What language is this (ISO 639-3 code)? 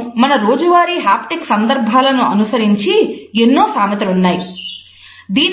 tel